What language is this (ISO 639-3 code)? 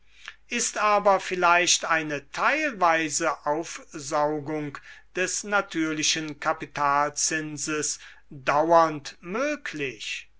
deu